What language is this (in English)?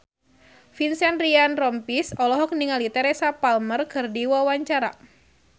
Sundanese